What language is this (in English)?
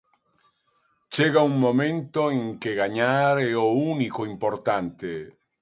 Galician